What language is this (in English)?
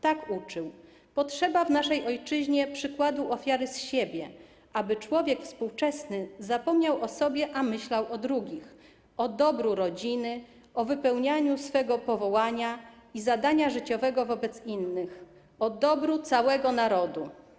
Polish